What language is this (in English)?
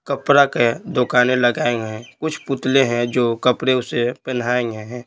Hindi